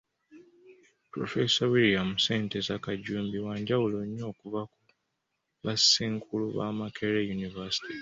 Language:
Ganda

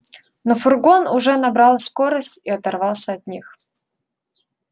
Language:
Russian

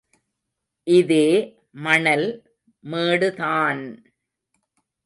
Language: Tamil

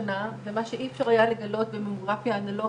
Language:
Hebrew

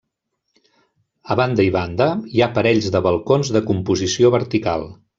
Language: Catalan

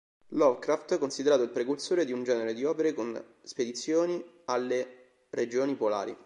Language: Italian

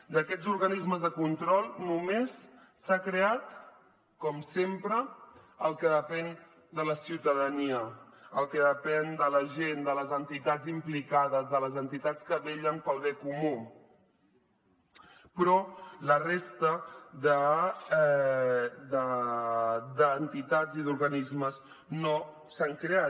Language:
Catalan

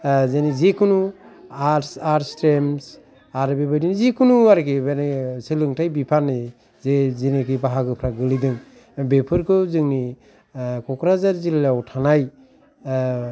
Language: Bodo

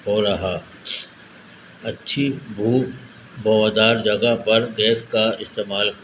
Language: Urdu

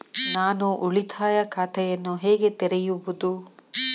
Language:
Kannada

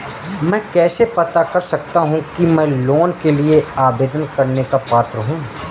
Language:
Hindi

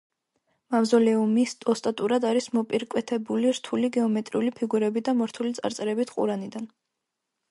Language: Georgian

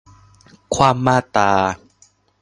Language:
Thai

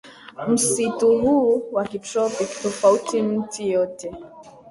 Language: Swahili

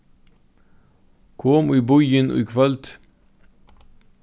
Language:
Faroese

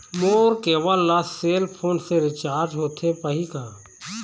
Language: Chhattisgarhi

